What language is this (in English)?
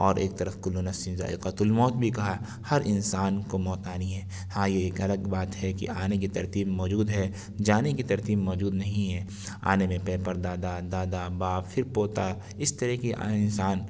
Urdu